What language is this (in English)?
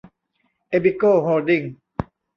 Thai